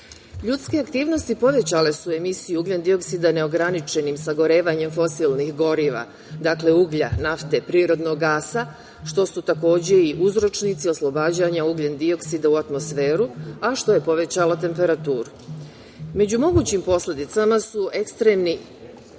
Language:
Serbian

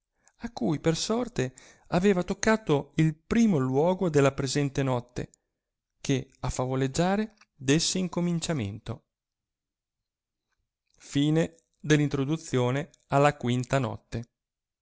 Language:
Italian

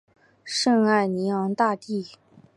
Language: Chinese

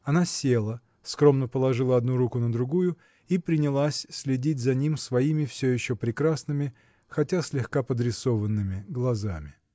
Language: Russian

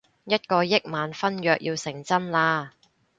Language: Cantonese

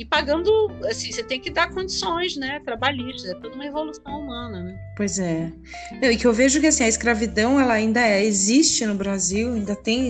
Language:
Portuguese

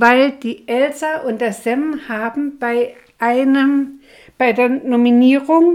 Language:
German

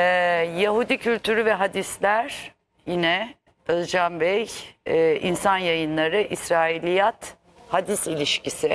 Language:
Turkish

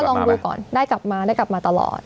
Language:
Thai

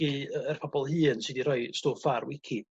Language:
Welsh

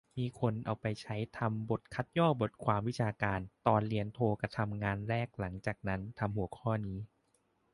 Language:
Thai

